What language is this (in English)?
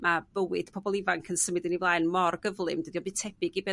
Welsh